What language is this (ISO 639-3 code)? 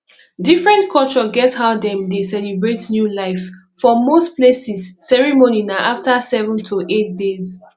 pcm